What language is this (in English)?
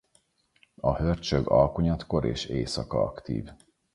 Hungarian